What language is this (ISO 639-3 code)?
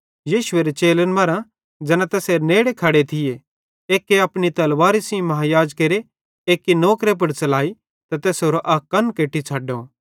bhd